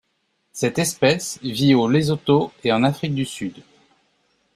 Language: French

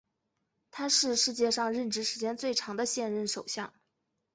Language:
Chinese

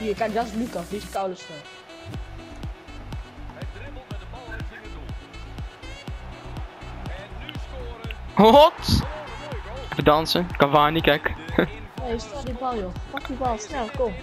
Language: Dutch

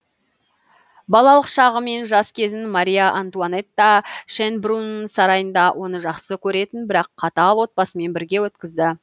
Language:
Kazakh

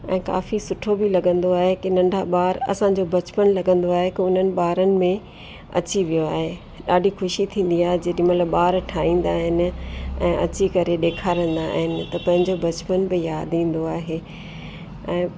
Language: Sindhi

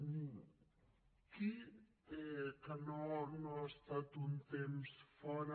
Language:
Catalan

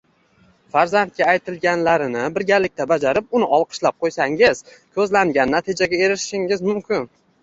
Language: Uzbek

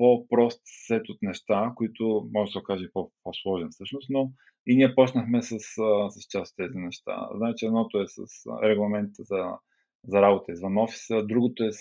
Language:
Bulgarian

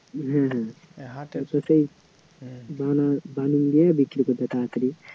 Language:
Bangla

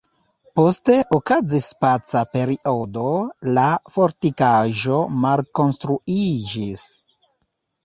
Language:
Esperanto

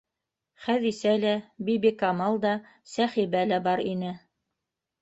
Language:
Bashkir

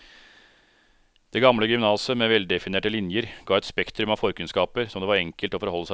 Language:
Norwegian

